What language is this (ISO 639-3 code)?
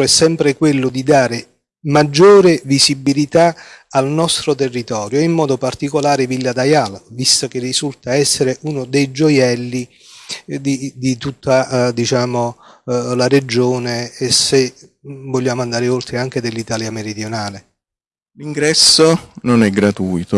ita